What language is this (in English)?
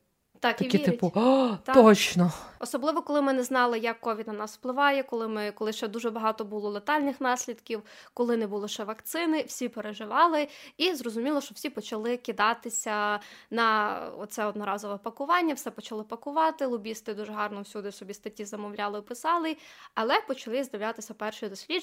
Ukrainian